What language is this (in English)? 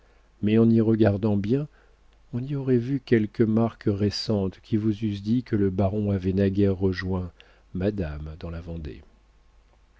French